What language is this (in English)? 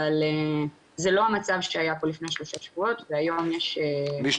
Hebrew